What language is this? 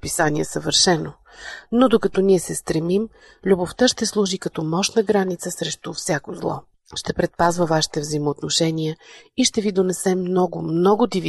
Bulgarian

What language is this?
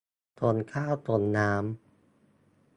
Thai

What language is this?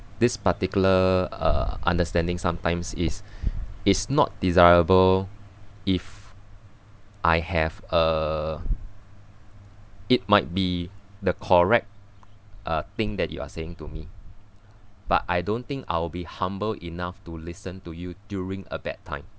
English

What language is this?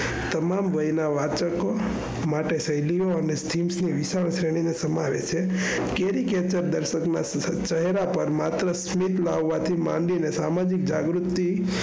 Gujarati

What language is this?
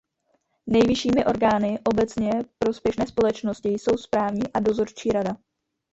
Czech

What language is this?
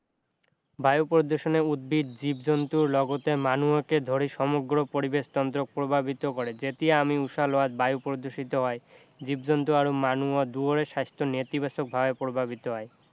Assamese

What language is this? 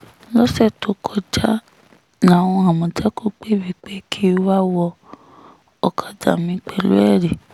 Yoruba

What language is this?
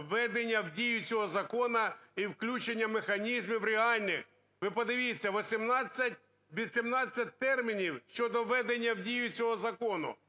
Ukrainian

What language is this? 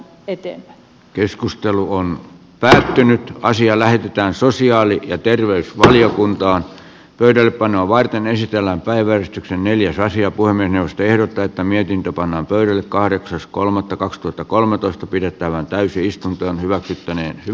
Finnish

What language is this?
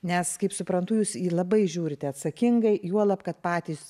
Lithuanian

